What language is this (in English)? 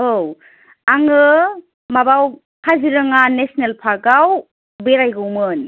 Bodo